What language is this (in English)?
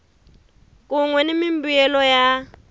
Tsonga